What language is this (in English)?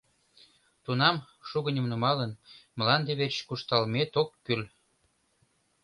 Mari